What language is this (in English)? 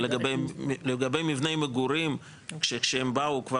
Hebrew